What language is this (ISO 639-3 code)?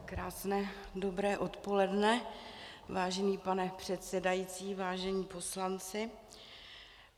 ces